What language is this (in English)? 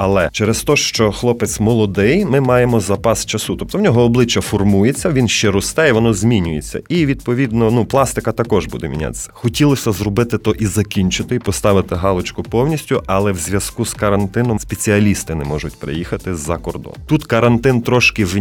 Ukrainian